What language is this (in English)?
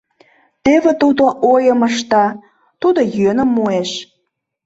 Mari